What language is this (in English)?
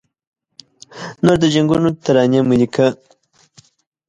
Pashto